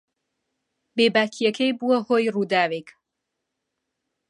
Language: Central Kurdish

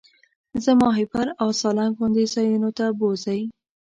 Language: Pashto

